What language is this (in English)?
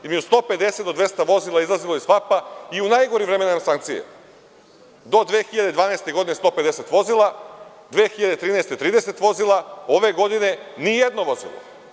Serbian